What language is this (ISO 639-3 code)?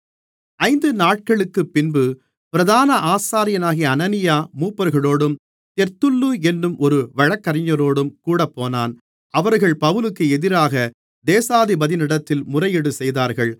tam